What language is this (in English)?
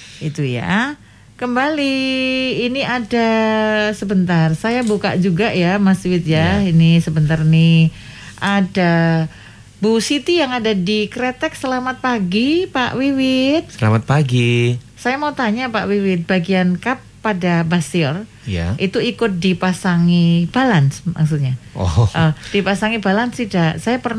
Indonesian